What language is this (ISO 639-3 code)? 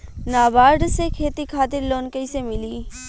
bho